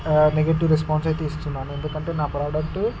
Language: Telugu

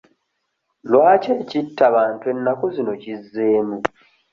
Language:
Ganda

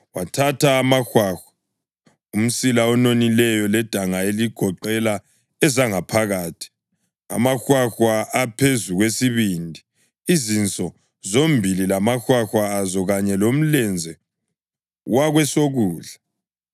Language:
North Ndebele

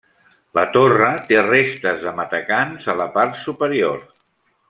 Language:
Catalan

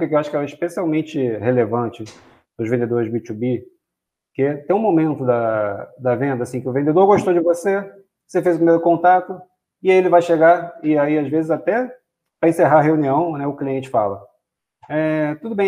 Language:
Portuguese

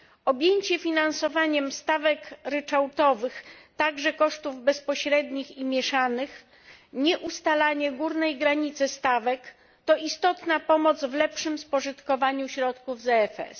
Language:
Polish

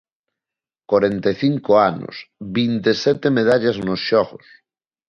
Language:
Galician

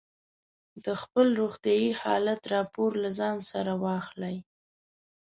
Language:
Pashto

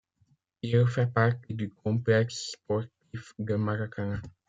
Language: French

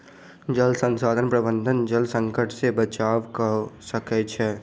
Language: Maithili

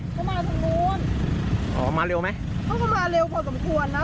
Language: Thai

